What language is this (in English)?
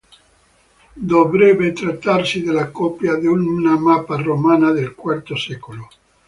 Italian